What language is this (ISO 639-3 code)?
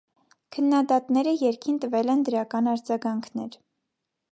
hye